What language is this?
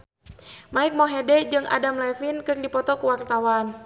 Sundanese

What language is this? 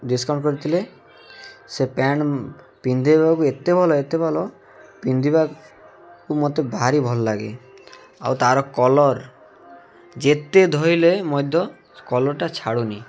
Odia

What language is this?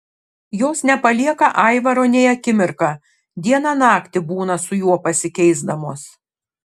Lithuanian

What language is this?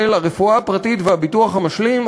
Hebrew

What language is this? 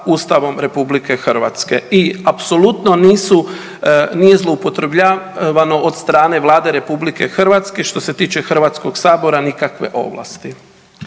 Croatian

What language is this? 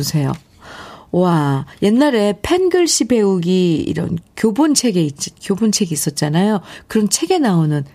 Korean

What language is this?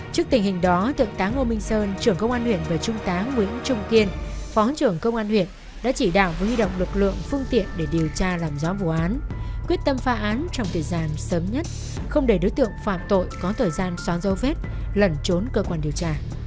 Vietnamese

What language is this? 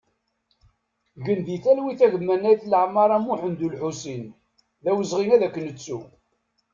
Kabyle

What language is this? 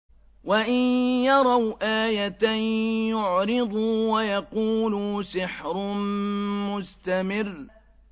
Arabic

